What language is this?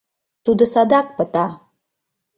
Mari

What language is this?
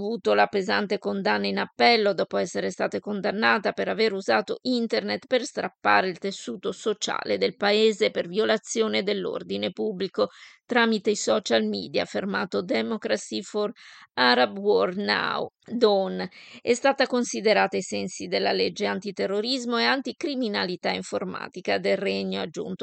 Italian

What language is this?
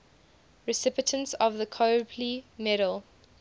English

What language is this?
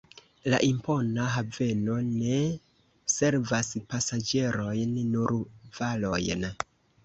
Esperanto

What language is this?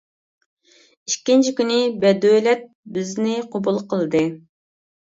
Uyghur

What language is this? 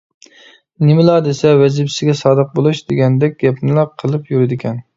Uyghur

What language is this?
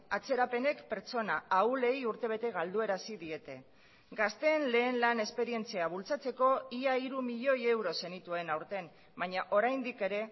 Basque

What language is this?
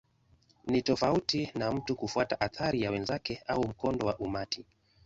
Swahili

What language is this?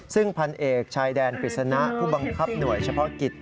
Thai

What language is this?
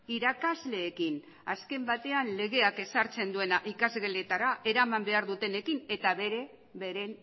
Basque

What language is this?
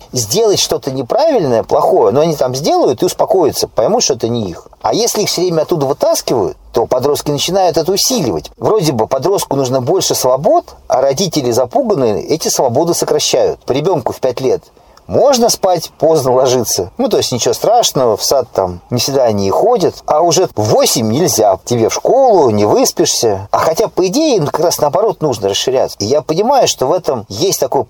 Russian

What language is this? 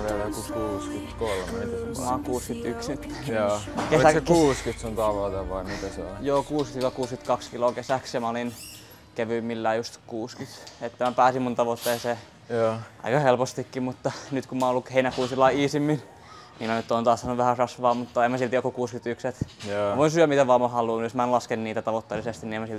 Finnish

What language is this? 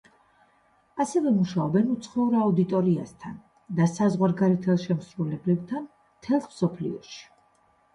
Georgian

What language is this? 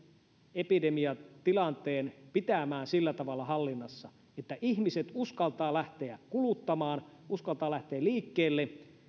Finnish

